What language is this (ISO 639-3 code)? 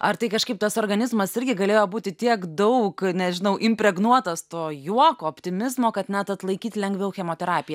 lit